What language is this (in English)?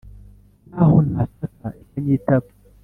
Kinyarwanda